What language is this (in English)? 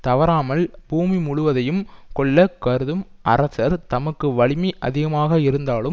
Tamil